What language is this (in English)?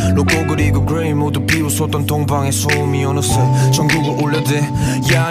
Korean